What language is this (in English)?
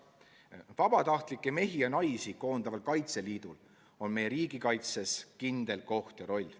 Estonian